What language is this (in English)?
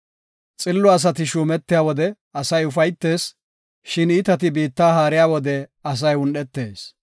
Gofa